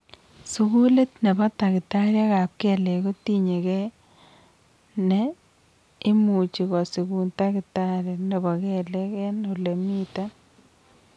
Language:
Kalenjin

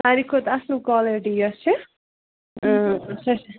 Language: Kashmiri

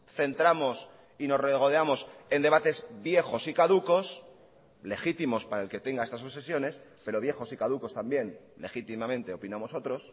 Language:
Spanish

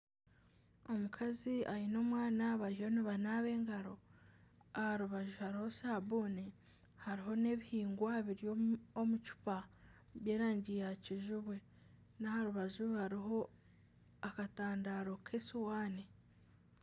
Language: Nyankole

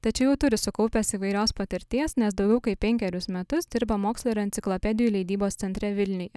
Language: Lithuanian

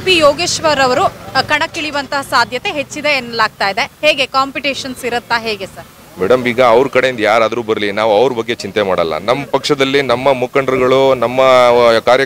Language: Kannada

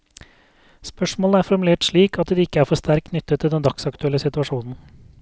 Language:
Norwegian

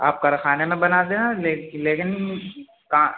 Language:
Urdu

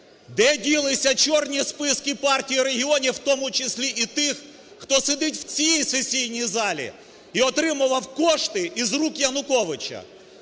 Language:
Ukrainian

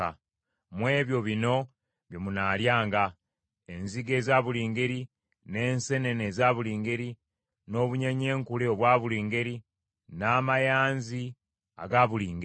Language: Ganda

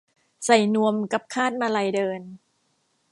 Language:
Thai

